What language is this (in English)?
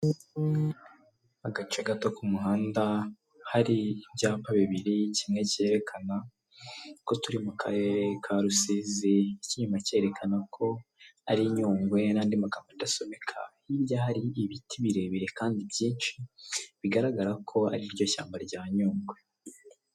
Kinyarwanda